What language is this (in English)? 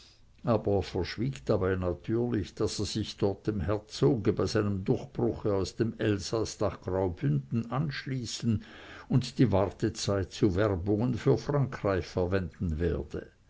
German